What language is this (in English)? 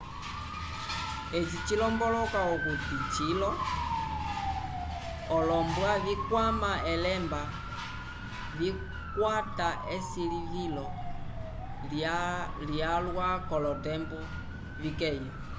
Umbundu